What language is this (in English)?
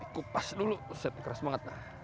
Indonesian